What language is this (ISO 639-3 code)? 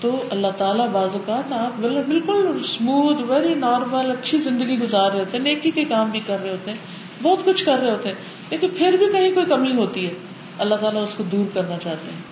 urd